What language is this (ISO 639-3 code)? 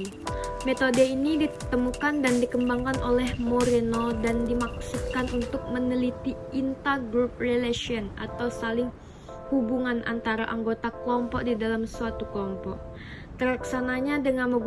ind